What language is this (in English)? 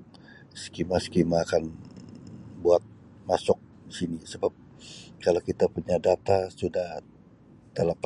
Sabah Malay